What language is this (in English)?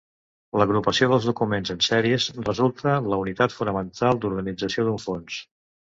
Catalan